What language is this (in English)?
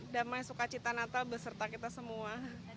Indonesian